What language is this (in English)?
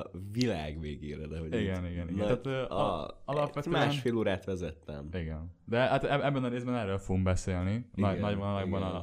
Hungarian